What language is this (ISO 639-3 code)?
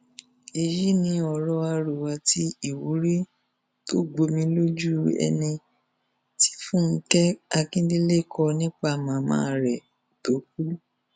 yor